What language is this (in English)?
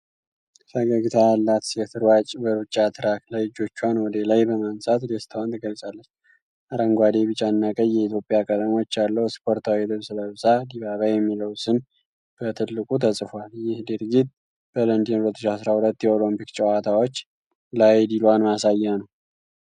Amharic